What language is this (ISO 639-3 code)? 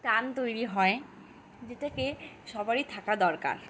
ben